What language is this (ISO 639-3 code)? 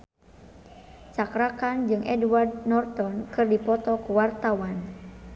sun